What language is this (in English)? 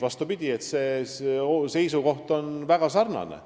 Estonian